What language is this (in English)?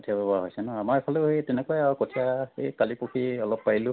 Assamese